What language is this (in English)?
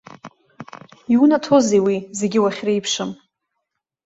Abkhazian